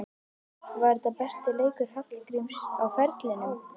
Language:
Icelandic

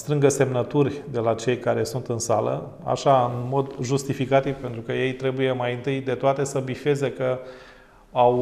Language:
Romanian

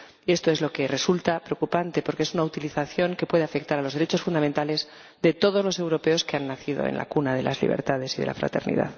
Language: Spanish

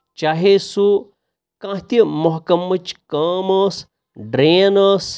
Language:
Kashmiri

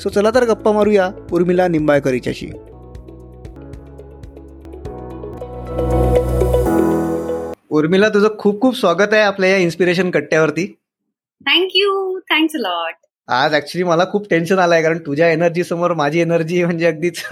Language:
Marathi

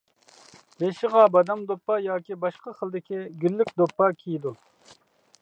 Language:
Uyghur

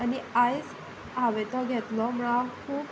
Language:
Konkani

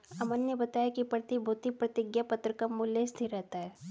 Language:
Hindi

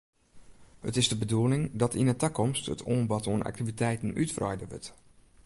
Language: Western Frisian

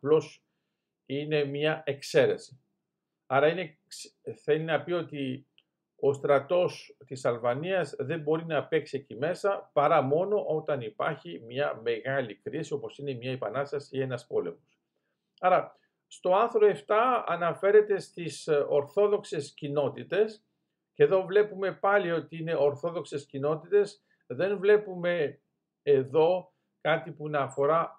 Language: Greek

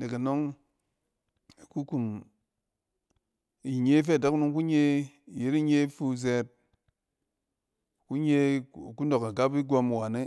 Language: Cen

